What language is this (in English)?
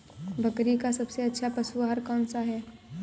Hindi